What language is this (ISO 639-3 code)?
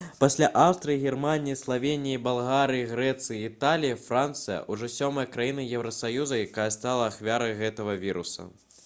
bel